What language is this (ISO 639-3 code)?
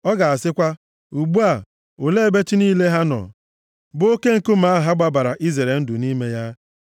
ibo